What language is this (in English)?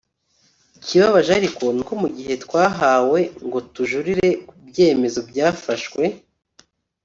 Kinyarwanda